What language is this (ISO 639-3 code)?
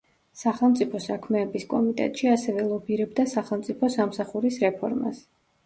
kat